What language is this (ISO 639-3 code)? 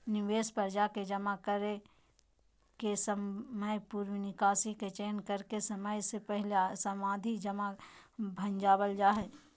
mag